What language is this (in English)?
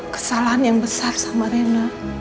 Indonesian